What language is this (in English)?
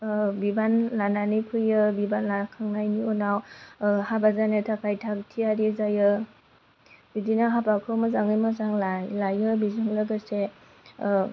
Bodo